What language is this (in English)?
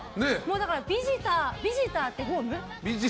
Japanese